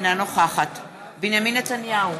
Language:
Hebrew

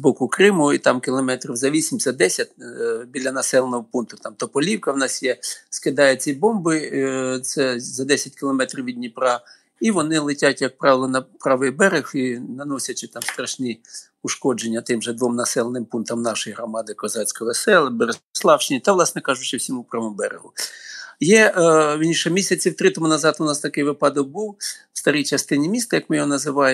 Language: Ukrainian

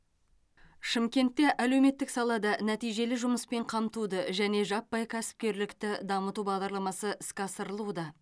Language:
Kazakh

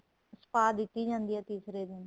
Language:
Punjabi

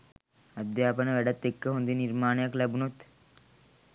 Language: Sinhala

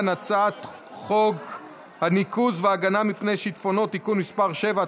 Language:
Hebrew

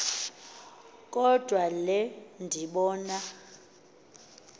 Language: Xhosa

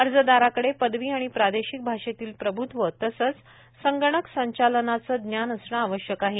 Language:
Marathi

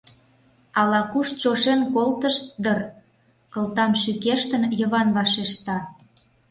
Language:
Mari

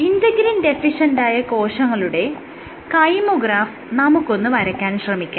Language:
Malayalam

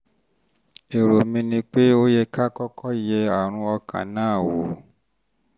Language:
Yoruba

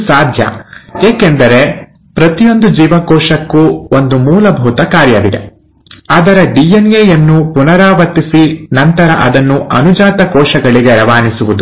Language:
Kannada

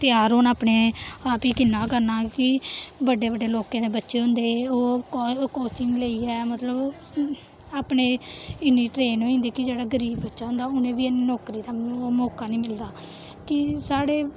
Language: Dogri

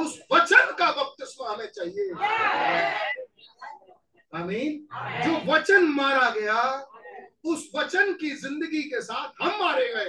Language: Hindi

